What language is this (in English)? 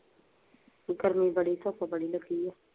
Punjabi